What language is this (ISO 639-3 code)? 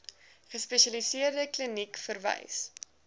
afr